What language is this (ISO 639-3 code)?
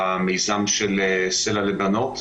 heb